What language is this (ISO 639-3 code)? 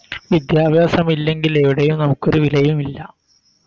mal